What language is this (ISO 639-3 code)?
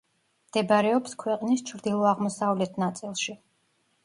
kat